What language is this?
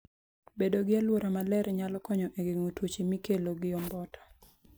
Luo (Kenya and Tanzania)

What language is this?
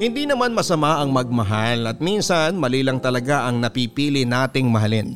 Filipino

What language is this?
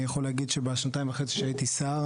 Hebrew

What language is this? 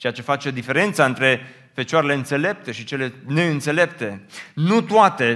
Romanian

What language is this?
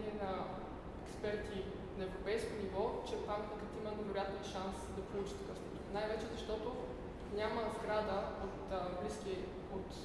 Bulgarian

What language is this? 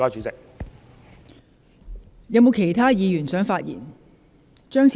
Cantonese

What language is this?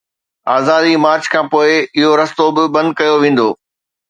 Sindhi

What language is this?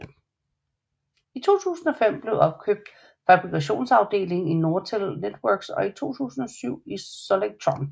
Danish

